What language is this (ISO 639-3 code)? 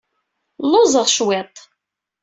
kab